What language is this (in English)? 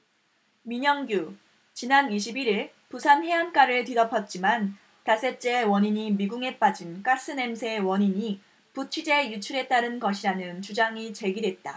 Korean